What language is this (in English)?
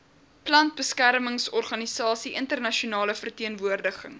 Afrikaans